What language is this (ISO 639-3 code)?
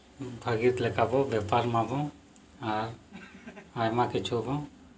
sat